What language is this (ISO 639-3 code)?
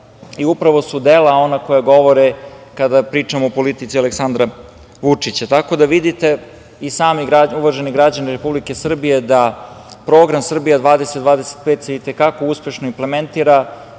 srp